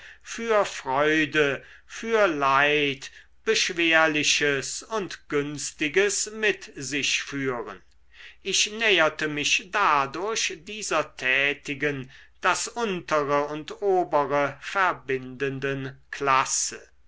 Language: German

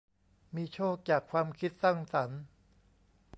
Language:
Thai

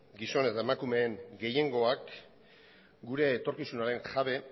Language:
Basque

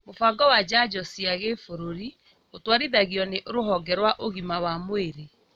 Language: Kikuyu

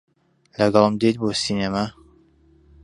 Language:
Central Kurdish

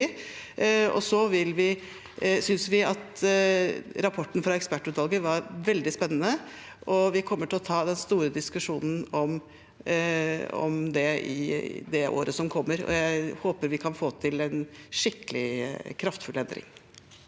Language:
Norwegian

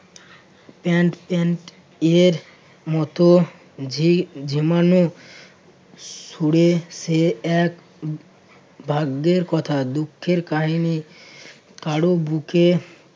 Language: Bangla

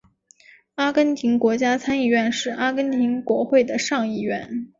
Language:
Chinese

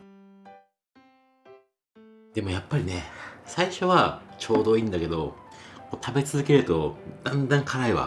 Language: Japanese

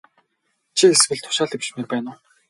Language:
Mongolian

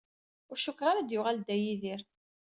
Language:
Kabyle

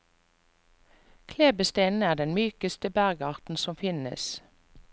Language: Norwegian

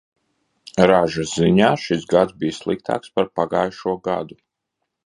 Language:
Latvian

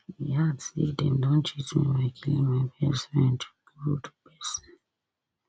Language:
Nigerian Pidgin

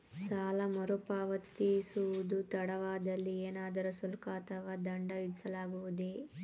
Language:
Kannada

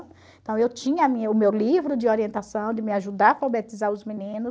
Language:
Portuguese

